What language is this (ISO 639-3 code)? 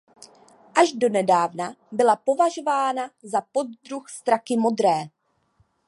ces